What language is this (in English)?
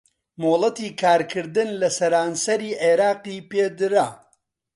Central Kurdish